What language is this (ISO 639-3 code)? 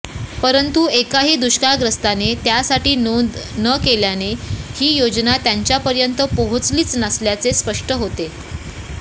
mar